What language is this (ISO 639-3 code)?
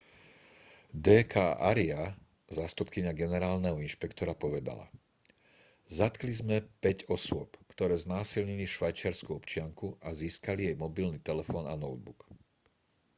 slk